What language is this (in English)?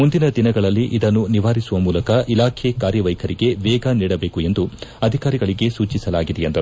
Kannada